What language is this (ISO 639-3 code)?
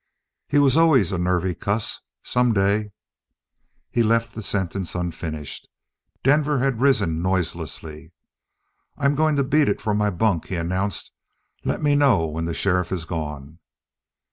eng